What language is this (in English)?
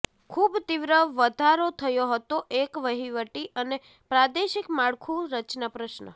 Gujarati